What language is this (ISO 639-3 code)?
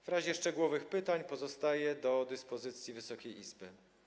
pol